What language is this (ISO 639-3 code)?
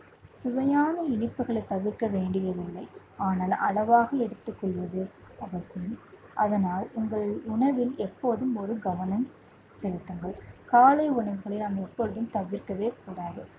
tam